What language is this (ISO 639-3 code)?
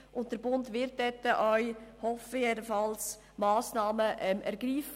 gsw